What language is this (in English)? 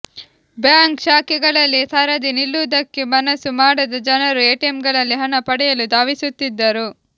Kannada